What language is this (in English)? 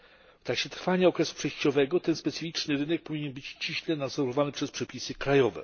Polish